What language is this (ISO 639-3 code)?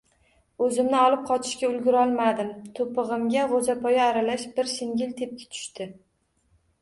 uzb